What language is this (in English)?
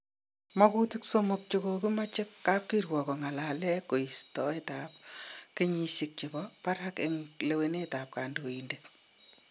Kalenjin